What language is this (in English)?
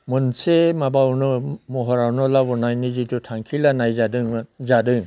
Bodo